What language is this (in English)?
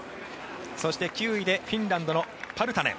Japanese